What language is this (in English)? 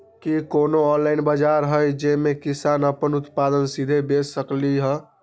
Magahi